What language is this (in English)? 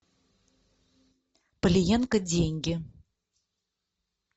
Russian